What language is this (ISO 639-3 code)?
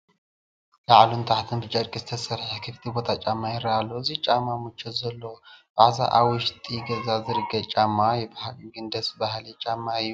tir